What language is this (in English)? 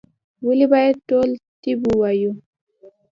Pashto